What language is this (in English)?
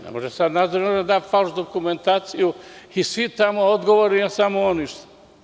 Serbian